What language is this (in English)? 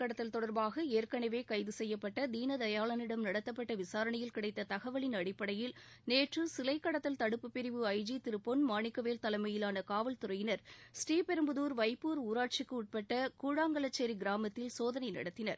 Tamil